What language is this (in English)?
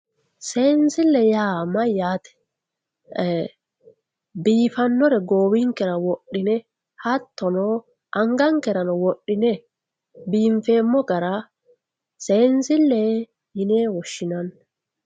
Sidamo